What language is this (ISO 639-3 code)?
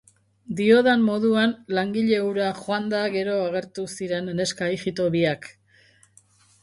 eus